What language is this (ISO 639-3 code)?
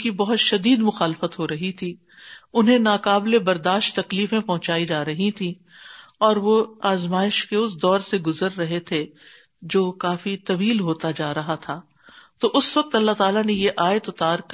urd